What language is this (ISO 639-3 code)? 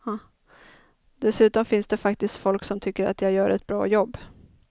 swe